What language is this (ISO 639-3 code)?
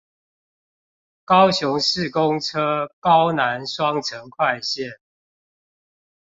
zho